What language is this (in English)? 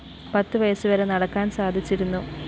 Malayalam